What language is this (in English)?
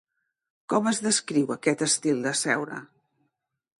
Catalan